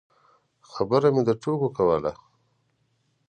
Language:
Pashto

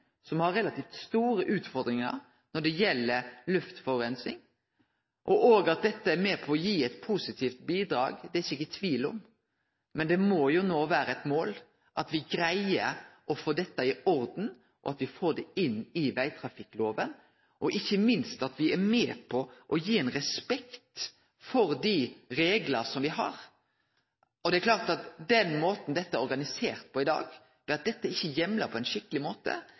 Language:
Norwegian Nynorsk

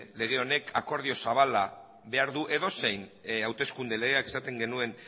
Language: Basque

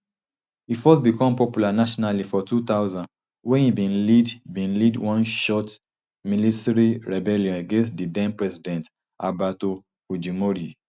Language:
Nigerian Pidgin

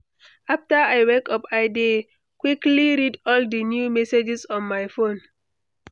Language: Nigerian Pidgin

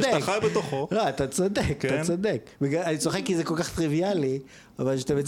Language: Hebrew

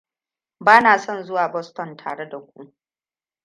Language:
Hausa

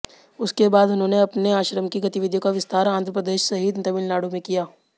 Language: Hindi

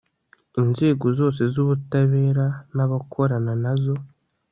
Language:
Kinyarwanda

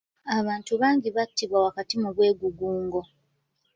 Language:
Ganda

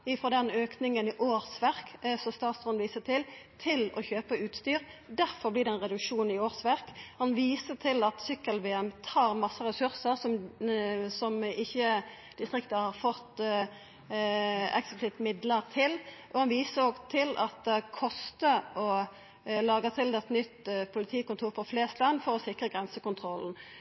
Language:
Norwegian Nynorsk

